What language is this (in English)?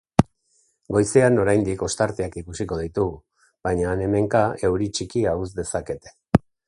Basque